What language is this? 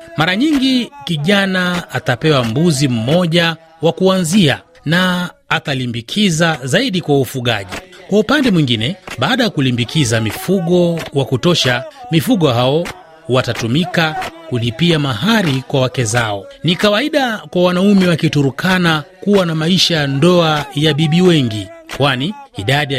Swahili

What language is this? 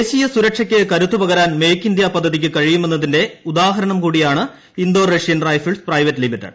Malayalam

